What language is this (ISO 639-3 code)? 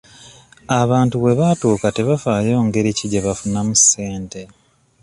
lug